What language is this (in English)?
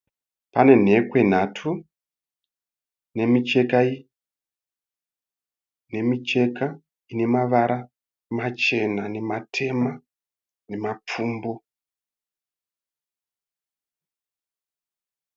Shona